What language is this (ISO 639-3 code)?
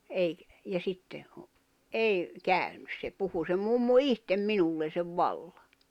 fin